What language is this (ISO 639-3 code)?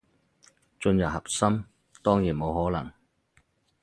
yue